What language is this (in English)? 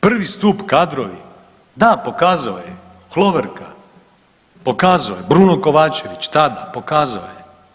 Croatian